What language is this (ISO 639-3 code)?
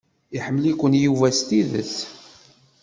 kab